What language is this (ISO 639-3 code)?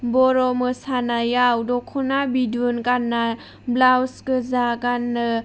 brx